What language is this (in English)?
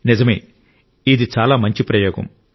Telugu